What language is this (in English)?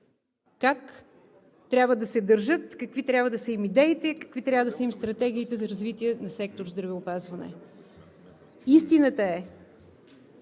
Bulgarian